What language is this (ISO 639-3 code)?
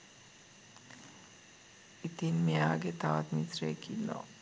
sin